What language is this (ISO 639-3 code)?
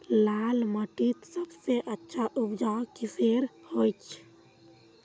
mag